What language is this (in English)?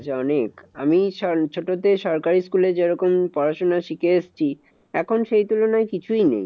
Bangla